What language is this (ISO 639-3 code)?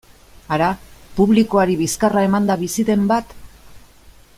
eus